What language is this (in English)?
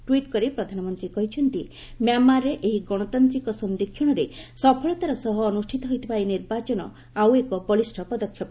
Odia